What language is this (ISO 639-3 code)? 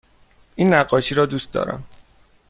fas